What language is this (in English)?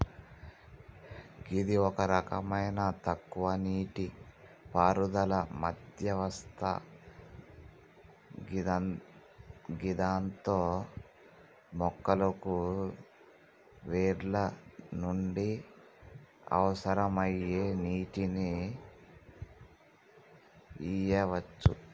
Telugu